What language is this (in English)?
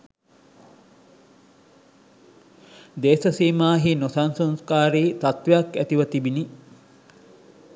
Sinhala